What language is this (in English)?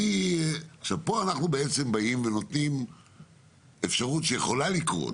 Hebrew